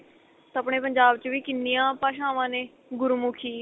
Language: Punjabi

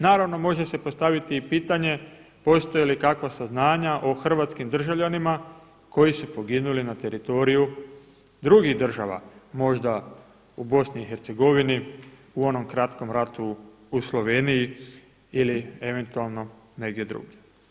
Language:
Croatian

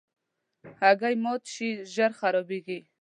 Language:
Pashto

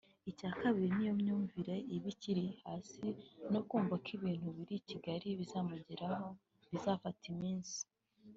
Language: Kinyarwanda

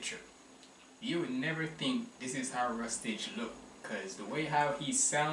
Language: English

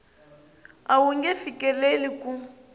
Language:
Tsonga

